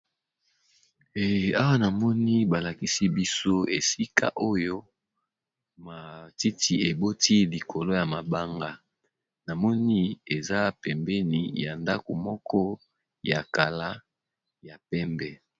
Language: Lingala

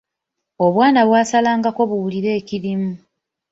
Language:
Ganda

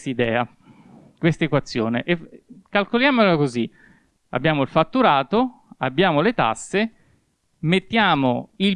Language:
Italian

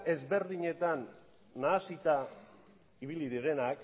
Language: Basque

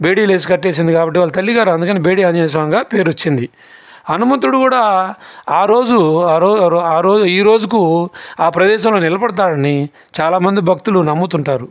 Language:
Telugu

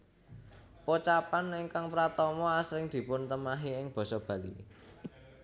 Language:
Javanese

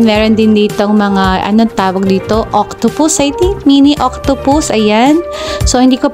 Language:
Filipino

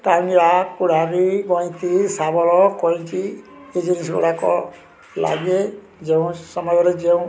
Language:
Odia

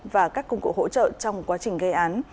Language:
Vietnamese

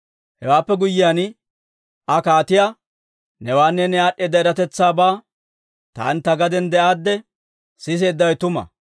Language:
Dawro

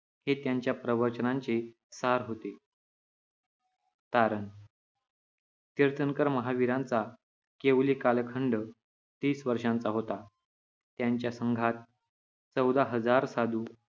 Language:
Marathi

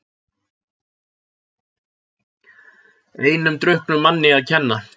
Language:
Icelandic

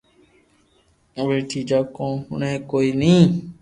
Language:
Loarki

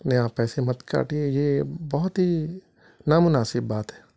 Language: Urdu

